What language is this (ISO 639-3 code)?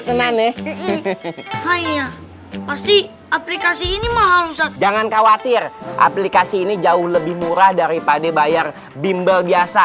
ind